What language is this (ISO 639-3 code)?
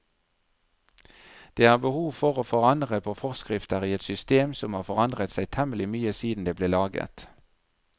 nor